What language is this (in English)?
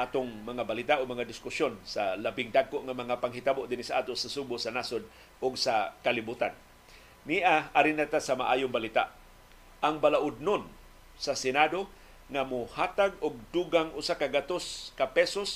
Filipino